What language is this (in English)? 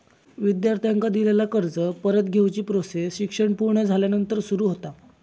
Marathi